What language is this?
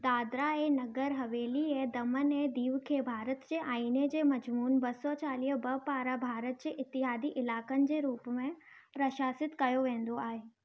Sindhi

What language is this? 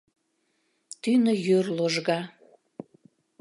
Mari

